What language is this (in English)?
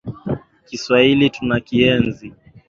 Swahili